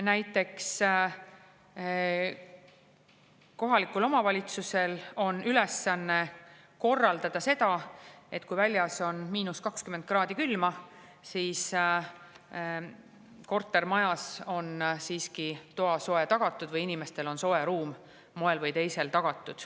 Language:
Estonian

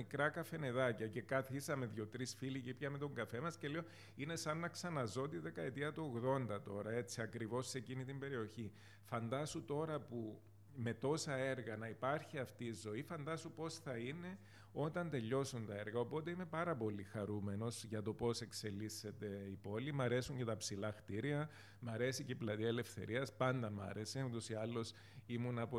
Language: Greek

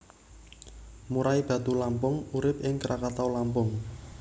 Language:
Javanese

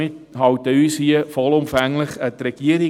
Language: Swiss German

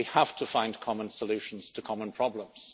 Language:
English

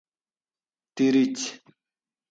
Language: Gawri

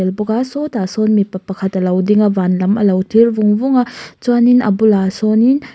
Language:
Mizo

